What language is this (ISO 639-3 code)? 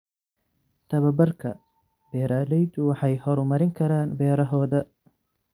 som